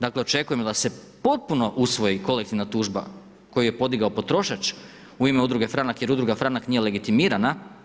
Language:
Croatian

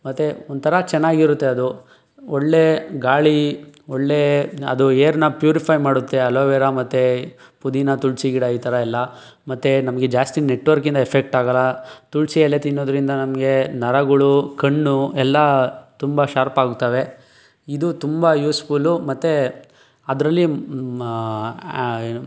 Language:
Kannada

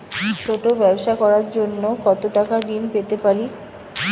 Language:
Bangla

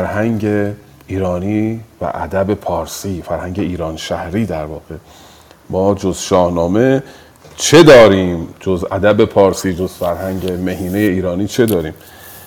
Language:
Persian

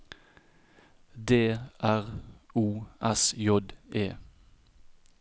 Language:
Norwegian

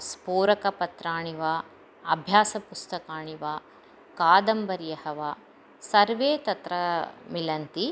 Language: Sanskrit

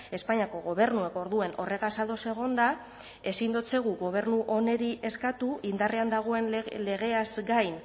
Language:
Basque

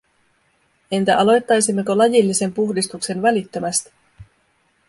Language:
Finnish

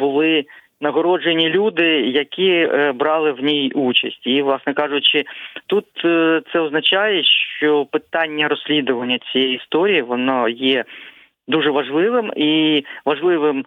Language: Ukrainian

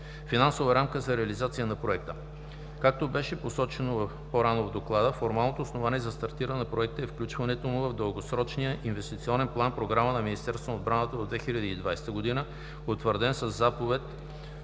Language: Bulgarian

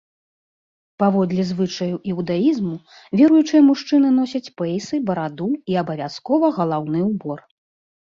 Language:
Belarusian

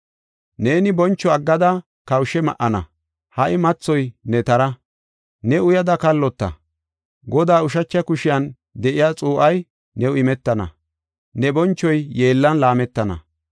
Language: Gofa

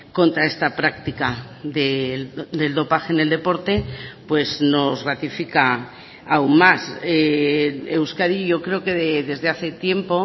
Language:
Spanish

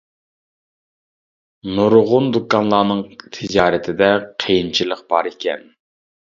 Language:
Uyghur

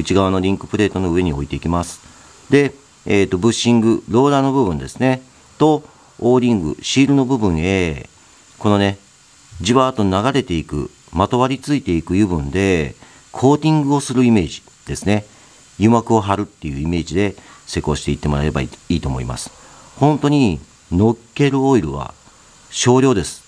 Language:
Japanese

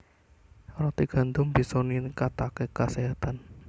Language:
Javanese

